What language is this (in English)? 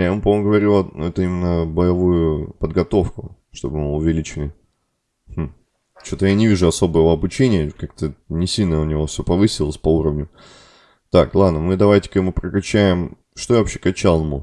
Russian